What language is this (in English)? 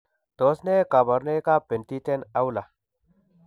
Kalenjin